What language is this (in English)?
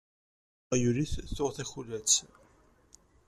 Kabyle